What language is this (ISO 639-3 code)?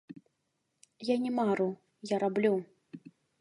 bel